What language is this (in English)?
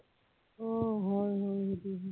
Assamese